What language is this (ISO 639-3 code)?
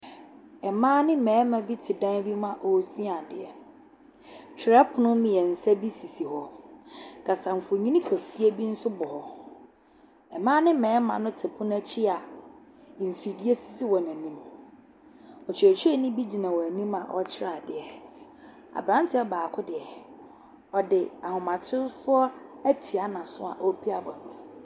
aka